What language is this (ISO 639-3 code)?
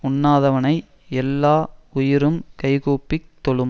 tam